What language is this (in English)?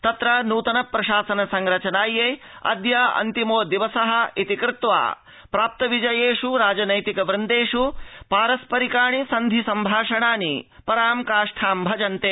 Sanskrit